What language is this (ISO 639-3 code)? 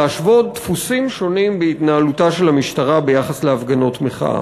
heb